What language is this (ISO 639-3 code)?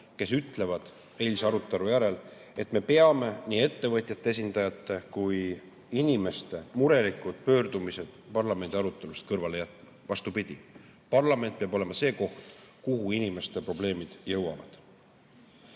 est